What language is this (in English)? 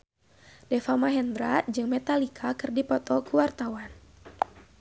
Sundanese